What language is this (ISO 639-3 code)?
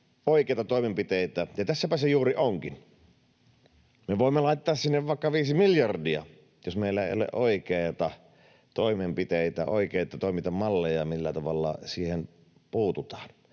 fin